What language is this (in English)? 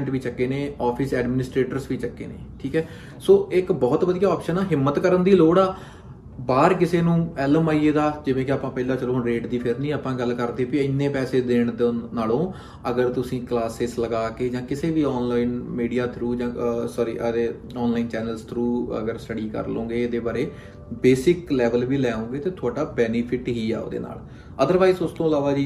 Punjabi